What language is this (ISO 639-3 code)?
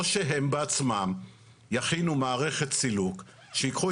heb